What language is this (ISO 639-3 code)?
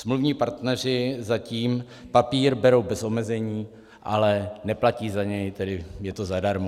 ces